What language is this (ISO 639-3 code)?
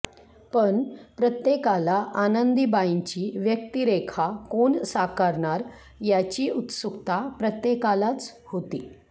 mar